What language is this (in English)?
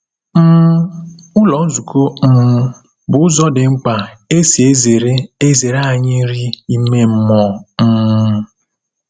Igbo